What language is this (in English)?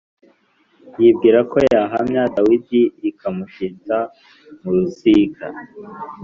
Kinyarwanda